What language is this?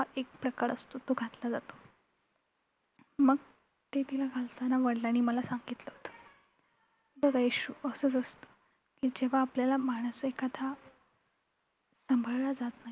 Marathi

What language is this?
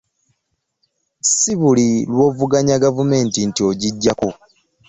Ganda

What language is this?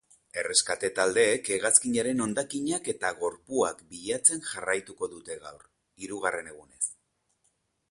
Basque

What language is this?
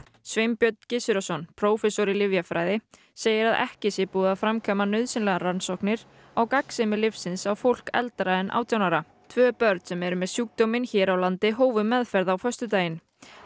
Icelandic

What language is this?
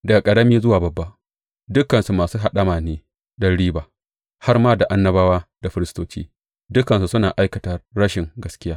Hausa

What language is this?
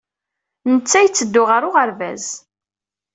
Kabyle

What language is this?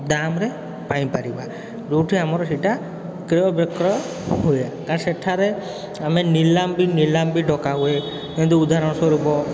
Odia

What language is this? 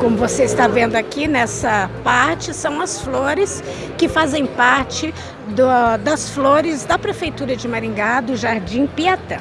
Portuguese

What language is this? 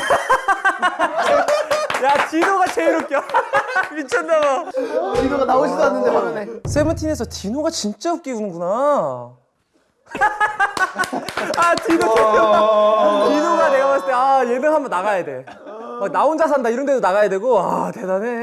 Korean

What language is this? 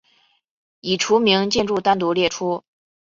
Chinese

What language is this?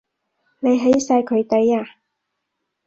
Cantonese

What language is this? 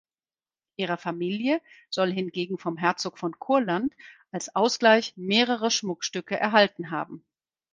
German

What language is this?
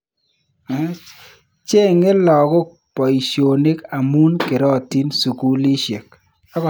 Kalenjin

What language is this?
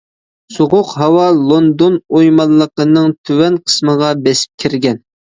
Uyghur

